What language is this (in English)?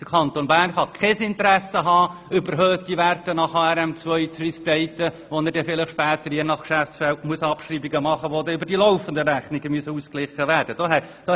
Swiss German